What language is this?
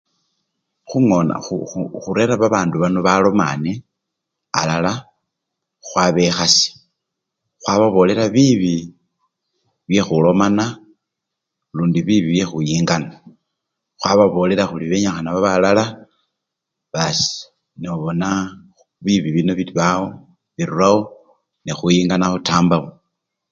Luyia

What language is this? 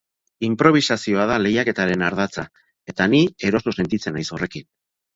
Basque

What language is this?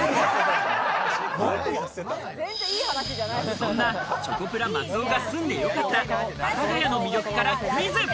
Japanese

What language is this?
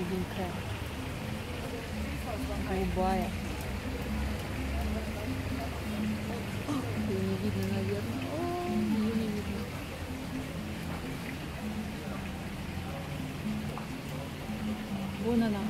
Russian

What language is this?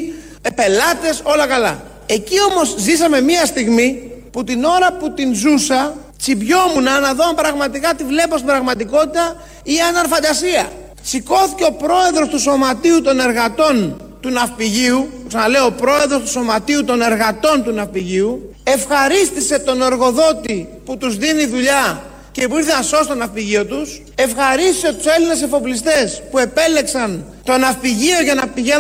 Greek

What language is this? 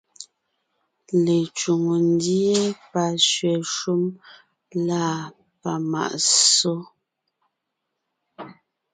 Ngiemboon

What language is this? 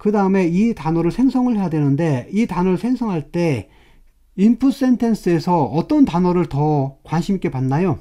Korean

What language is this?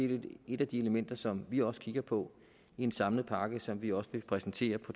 Danish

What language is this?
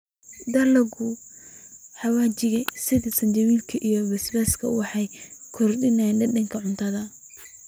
Somali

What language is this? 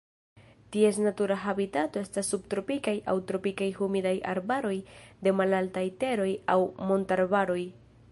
Esperanto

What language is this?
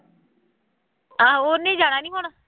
Punjabi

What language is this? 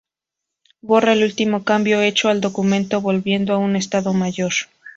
Spanish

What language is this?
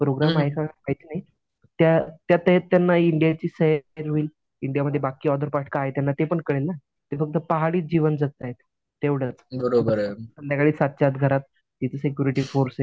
Marathi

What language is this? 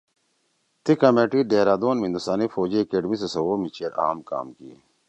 Torwali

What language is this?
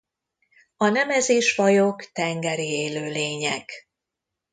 Hungarian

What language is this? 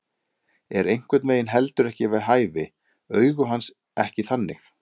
Icelandic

